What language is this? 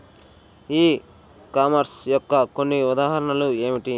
Telugu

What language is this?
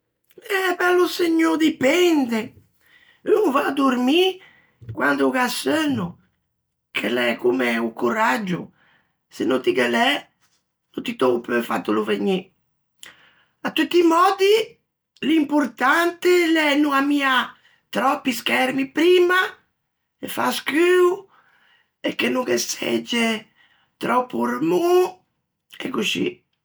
Ligurian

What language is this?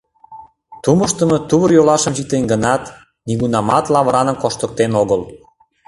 Mari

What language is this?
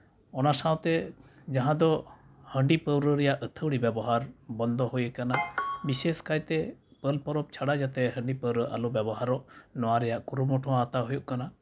Santali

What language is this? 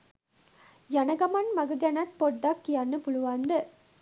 Sinhala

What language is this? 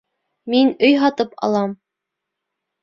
Bashkir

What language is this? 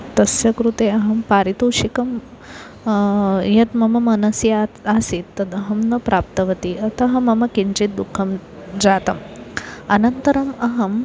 Sanskrit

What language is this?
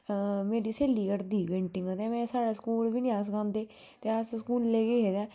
Dogri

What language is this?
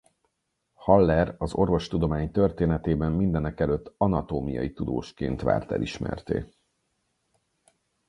Hungarian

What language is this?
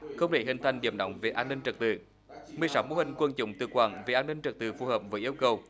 Vietnamese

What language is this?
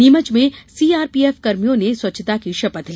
Hindi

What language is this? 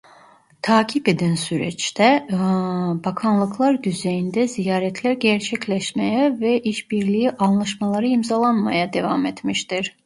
Turkish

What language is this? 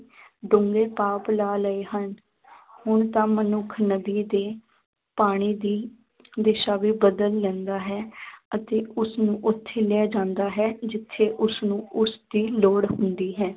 Punjabi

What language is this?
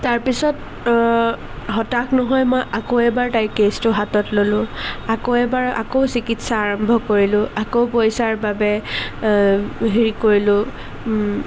Assamese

